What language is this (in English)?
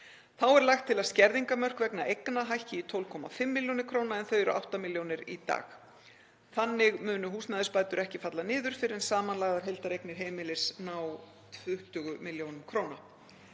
Icelandic